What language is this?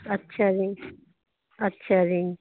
Punjabi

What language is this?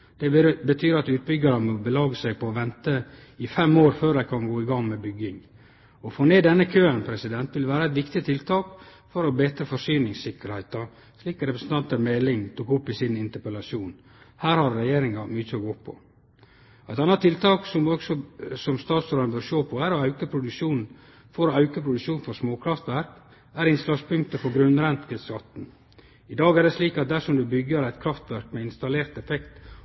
Norwegian Nynorsk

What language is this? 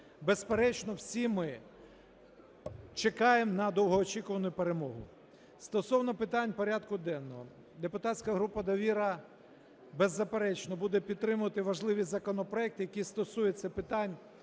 Ukrainian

